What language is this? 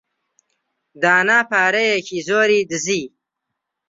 Central Kurdish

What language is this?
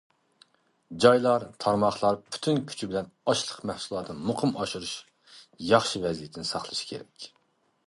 Uyghur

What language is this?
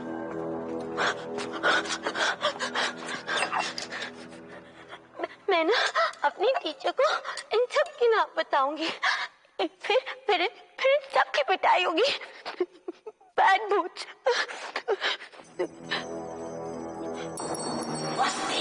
Hindi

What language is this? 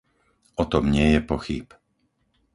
Slovak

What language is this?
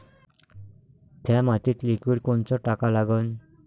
Marathi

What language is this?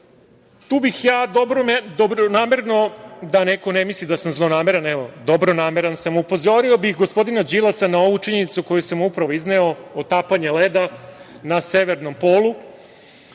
Serbian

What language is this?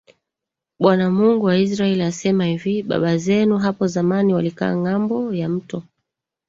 Swahili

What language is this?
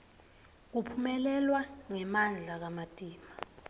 Swati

